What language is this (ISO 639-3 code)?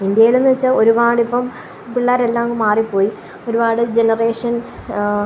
mal